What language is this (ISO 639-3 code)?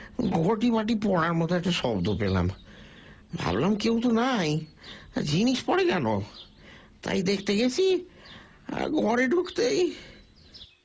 ben